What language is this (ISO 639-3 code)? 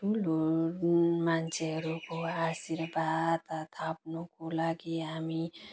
nep